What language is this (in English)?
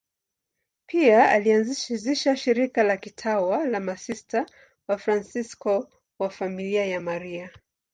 Swahili